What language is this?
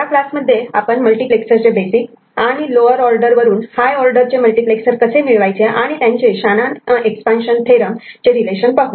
Marathi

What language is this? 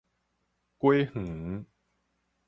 Min Nan Chinese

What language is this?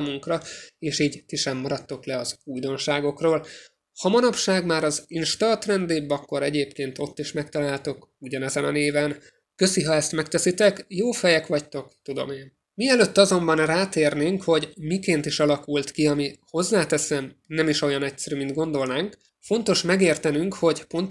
Hungarian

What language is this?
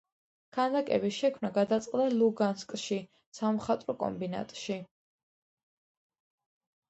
Georgian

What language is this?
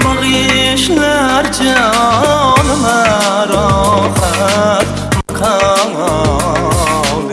Uzbek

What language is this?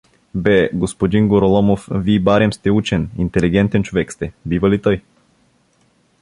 Bulgarian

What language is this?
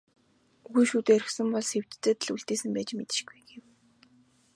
Mongolian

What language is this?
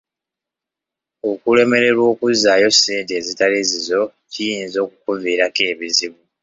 Ganda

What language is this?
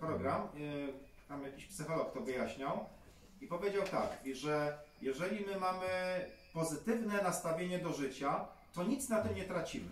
Polish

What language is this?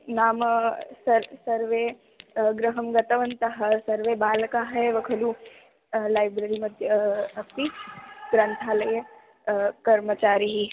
Sanskrit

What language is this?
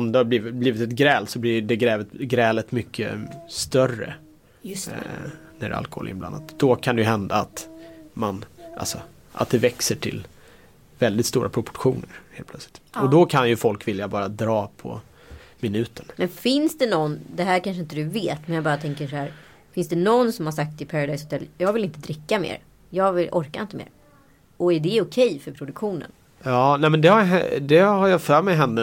Swedish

